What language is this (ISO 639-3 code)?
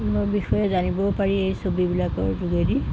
asm